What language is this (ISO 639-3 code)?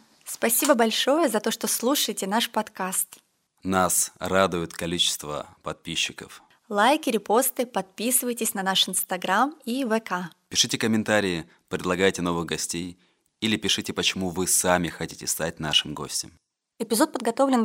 rus